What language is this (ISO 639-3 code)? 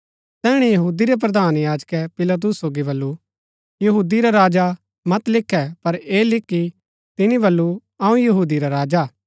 gbk